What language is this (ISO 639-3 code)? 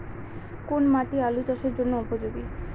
ben